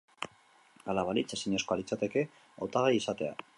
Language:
Basque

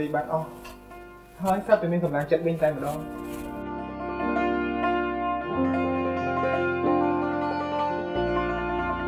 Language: Vietnamese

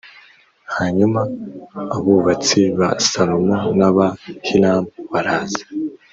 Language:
Kinyarwanda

